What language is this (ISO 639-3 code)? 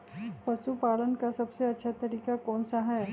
mag